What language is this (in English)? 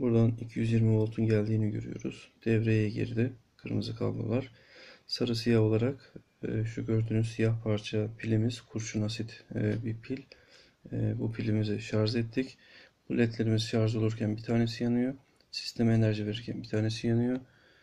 Turkish